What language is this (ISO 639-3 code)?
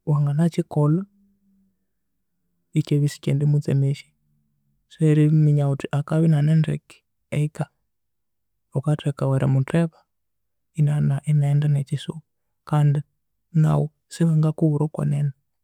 koo